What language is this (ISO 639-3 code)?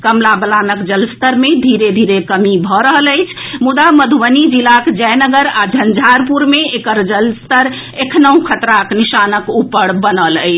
mai